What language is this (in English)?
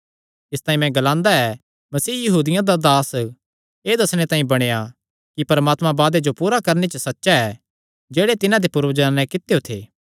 Kangri